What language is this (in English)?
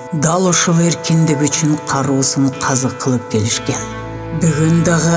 Turkish